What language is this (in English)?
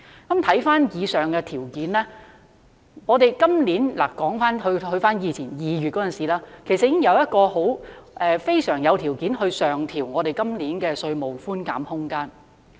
Cantonese